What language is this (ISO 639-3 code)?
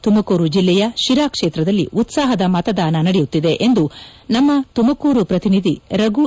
kan